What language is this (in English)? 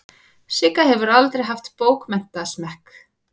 Icelandic